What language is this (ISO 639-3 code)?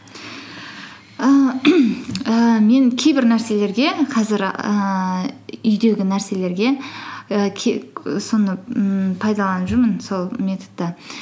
kaz